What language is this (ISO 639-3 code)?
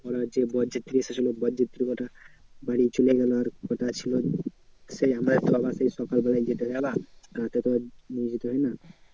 ben